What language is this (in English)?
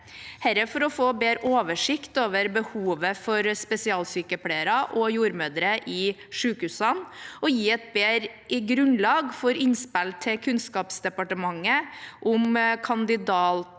Norwegian